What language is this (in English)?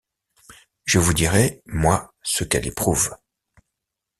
French